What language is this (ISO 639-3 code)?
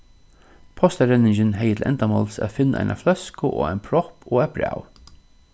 fao